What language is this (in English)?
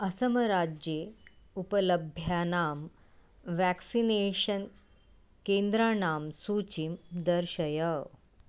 Sanskrit